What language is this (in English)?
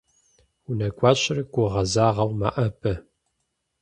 Kabardian